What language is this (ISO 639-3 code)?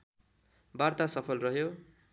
nep